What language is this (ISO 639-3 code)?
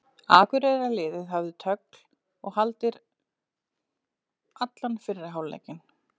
isl